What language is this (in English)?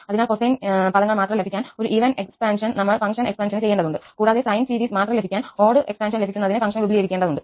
Malayalam